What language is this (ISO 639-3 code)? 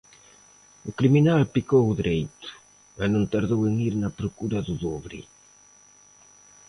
glg